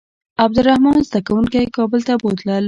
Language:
Pashto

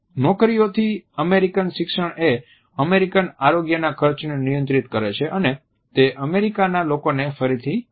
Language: Gujarati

